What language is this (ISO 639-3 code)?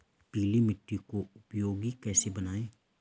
hin